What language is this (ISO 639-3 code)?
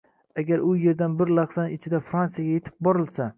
uzb